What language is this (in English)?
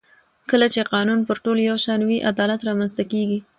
Pashto